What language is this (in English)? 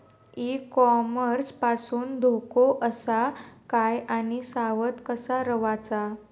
Marathi